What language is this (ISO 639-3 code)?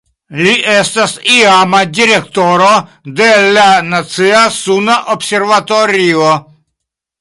epo